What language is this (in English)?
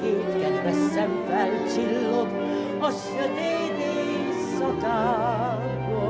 Hungarian